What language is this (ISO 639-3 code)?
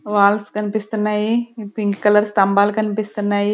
tel